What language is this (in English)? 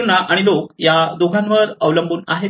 Marathi